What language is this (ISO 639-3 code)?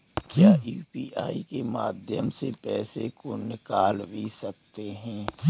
hin